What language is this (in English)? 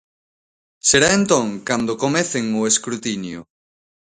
Galician